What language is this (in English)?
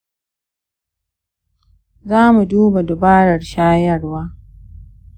Hausa